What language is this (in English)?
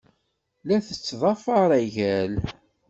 Kabyle